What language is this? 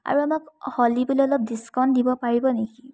Assamese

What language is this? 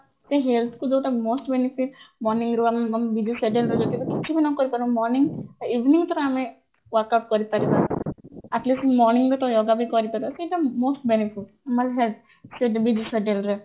Odia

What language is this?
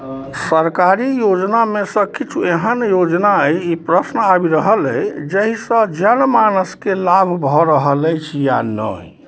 Maithili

